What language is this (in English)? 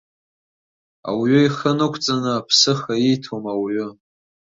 Abkhazian